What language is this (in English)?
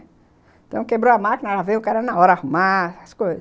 Portuguese